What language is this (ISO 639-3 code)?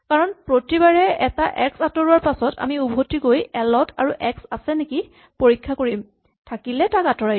asm